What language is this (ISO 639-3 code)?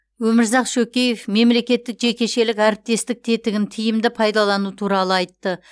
kaz